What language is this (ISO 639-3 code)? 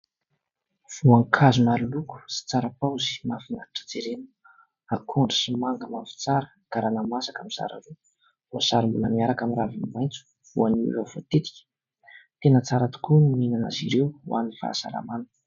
mlg